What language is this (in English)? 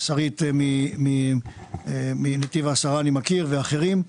Hebrew